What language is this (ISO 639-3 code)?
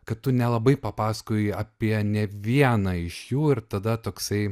lit